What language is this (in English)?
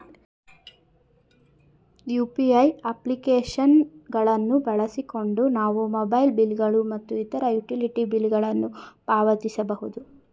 Kannada